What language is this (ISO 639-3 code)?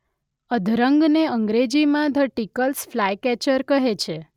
guj